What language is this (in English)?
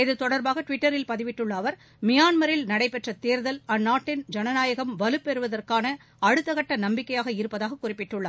Tamil